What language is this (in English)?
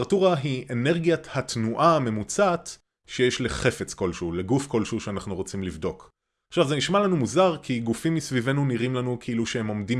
Hebrew